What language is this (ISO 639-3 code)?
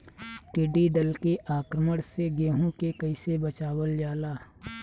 bho